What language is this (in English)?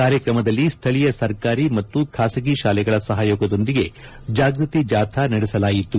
Kannada